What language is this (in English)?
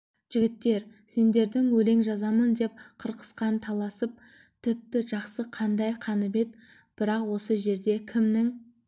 Kazakh